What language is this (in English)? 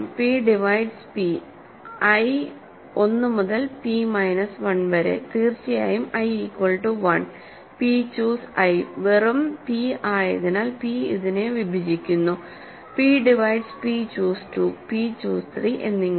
Malayalam